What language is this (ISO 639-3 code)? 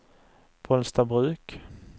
swe